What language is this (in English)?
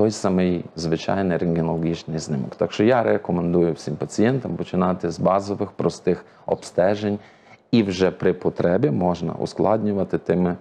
Ukrainian